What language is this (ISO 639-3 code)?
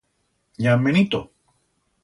arg